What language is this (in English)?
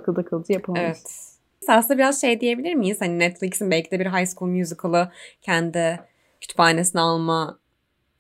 Turkish